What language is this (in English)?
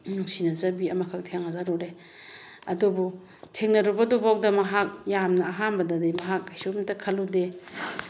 Manipuri